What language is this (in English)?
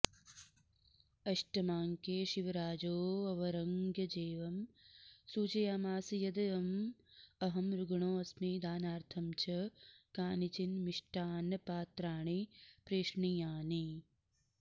Sanskrit